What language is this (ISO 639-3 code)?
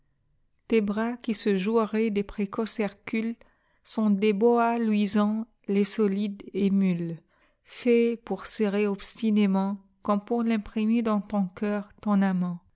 fra